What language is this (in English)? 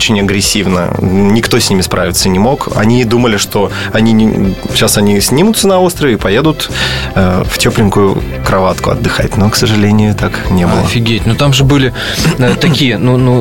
Russian